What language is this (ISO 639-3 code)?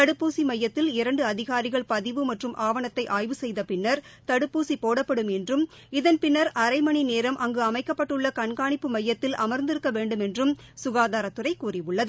tam